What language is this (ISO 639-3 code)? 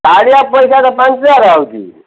ori